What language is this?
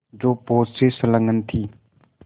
Hindi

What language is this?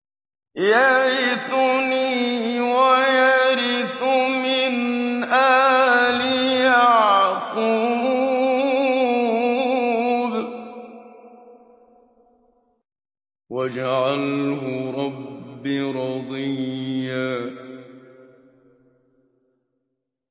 Arabic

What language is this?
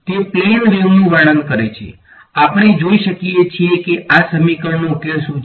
Gujarati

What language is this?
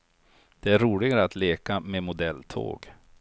Swedish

